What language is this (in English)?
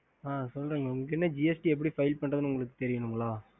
Tamil